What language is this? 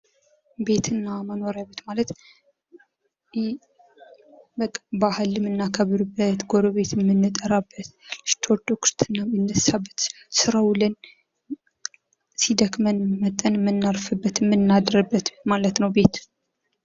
Amharic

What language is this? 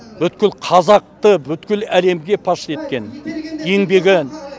Kazakh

